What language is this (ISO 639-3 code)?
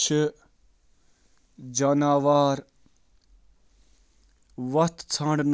kas